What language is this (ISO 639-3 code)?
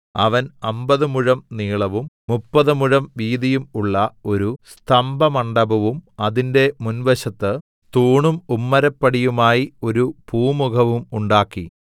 mal